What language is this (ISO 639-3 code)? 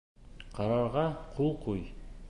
bak